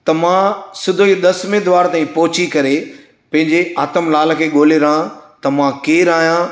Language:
Sindhi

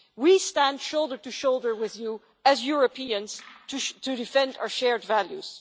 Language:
English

